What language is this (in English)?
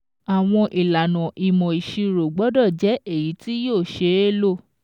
Yoruba